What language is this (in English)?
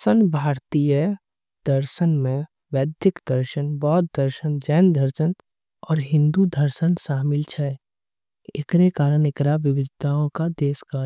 Angika